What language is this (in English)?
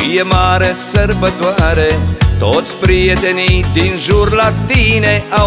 Romanian